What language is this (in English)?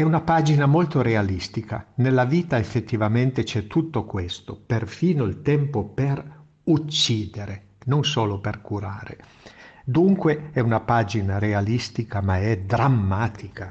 Italian